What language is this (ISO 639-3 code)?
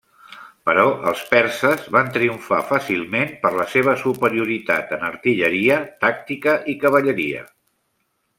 cat